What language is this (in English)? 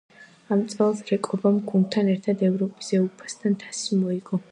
Georgian